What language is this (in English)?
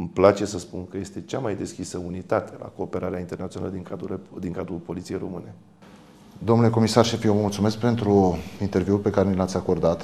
Romanian